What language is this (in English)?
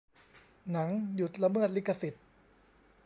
Thai